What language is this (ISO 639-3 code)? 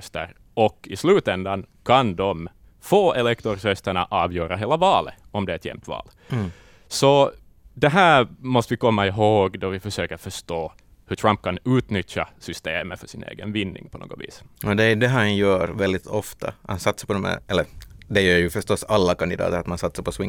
swe